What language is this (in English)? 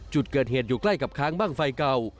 Thai